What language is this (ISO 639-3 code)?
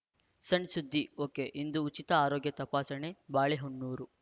kan